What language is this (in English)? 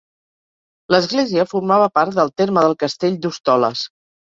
Catalan